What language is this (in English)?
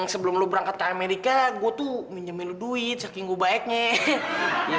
Indonesian